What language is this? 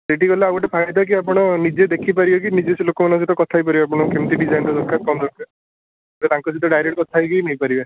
Odia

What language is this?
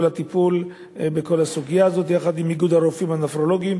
Hebrew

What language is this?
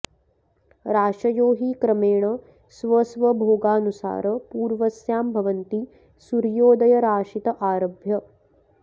Sanskrit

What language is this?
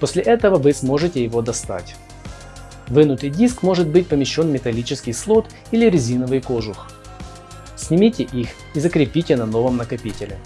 Russian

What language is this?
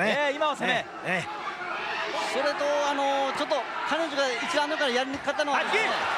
Japanese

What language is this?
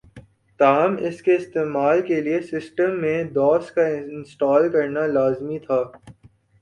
Urdu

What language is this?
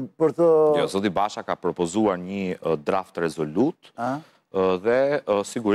Romanian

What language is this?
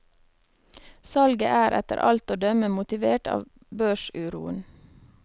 Norwegian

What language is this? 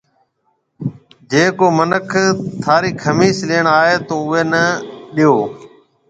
Marwari (Pakistan)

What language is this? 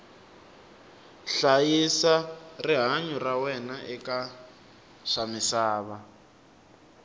Tsonga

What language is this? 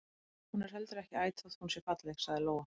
Icelandic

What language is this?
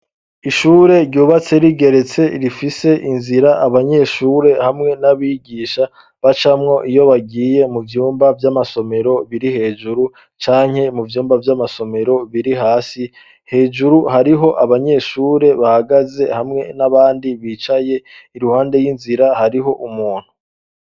Rundi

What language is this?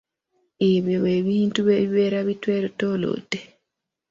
Ganda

